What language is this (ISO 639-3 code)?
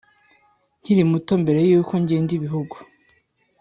kin